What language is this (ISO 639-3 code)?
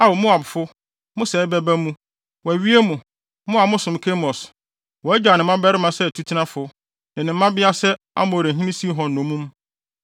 aka